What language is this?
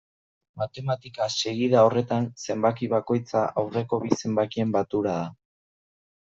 Basque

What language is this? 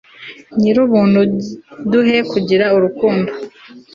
Kinyarwanda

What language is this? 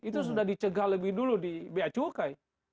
Indonesian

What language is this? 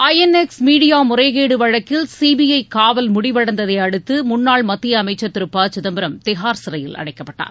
Tamil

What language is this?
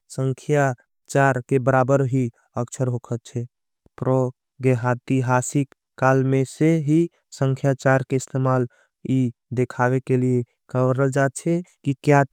Angika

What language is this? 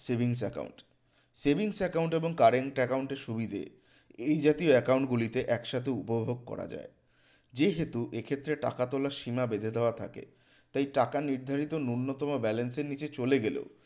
Bangla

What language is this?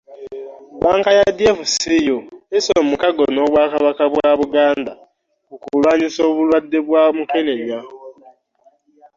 Ganda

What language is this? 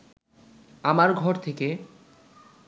Bangla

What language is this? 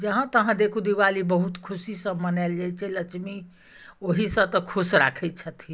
Maithili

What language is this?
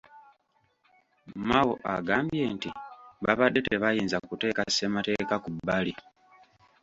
Ganda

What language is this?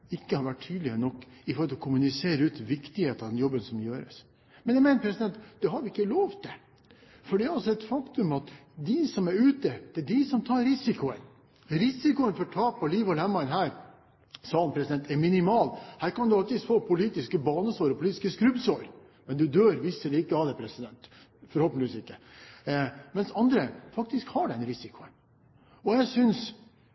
Norwegian Bokmål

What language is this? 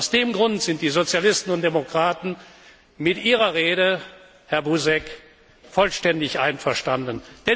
German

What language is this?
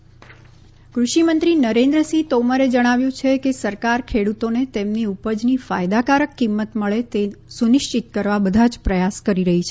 Gujarati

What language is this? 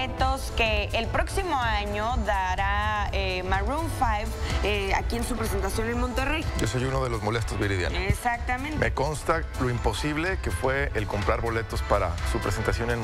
Spanish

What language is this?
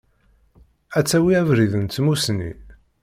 Kabyle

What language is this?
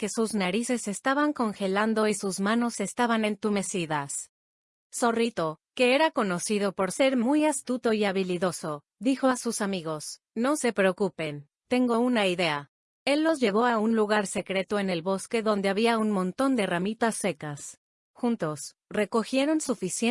Spanish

